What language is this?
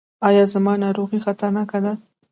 Pashto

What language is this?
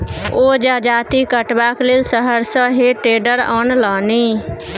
Maithili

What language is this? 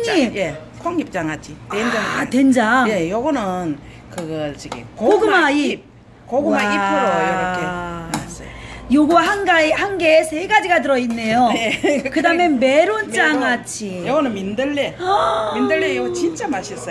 Korean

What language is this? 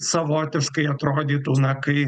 Lithuanian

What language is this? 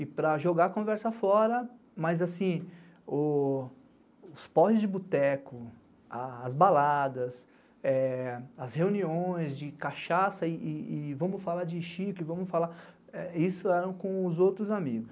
Portuguese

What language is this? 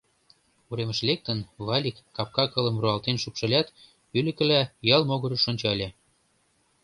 Mari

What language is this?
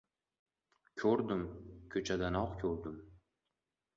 Uzbek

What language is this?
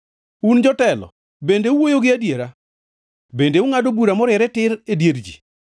Luo (Kenya and Tanzania)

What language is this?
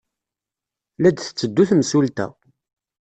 Kabyle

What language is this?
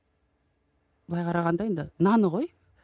Kazakh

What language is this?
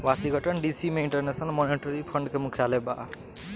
Bhojpuri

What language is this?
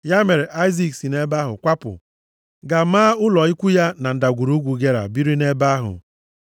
Igbo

